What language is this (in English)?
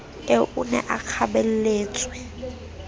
Southern Sotho